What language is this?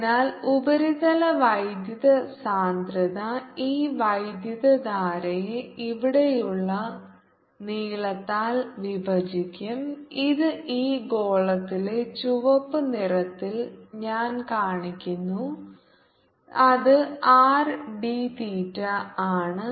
Malayalam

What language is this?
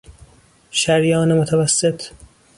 Persian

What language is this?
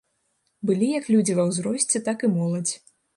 Belarusian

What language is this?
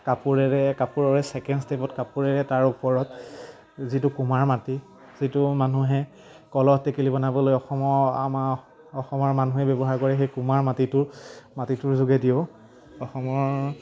Assamese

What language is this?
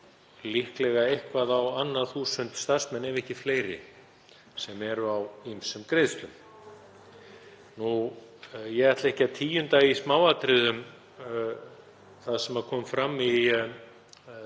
Icelandic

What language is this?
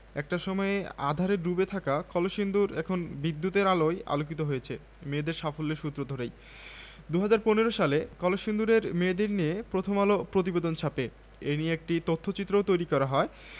Bangla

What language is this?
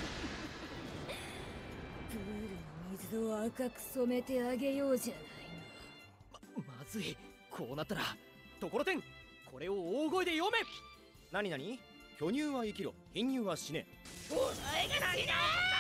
Japanese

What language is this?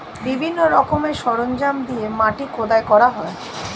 Bangla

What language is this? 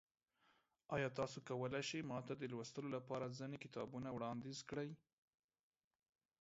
Pashto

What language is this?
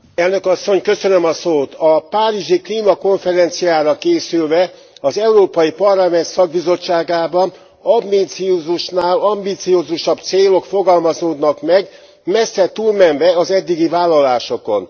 Hungarian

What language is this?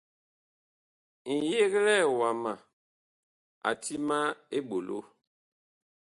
Bakoko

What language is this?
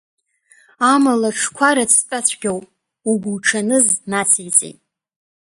Abkhazian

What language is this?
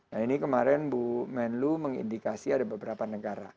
Indonesian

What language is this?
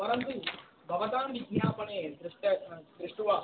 Sanskrit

